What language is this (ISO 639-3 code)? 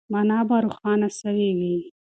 pus